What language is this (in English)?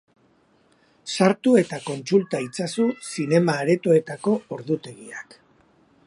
Basque